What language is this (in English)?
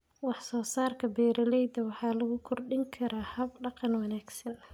Somali